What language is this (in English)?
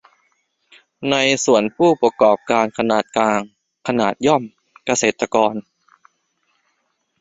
Thai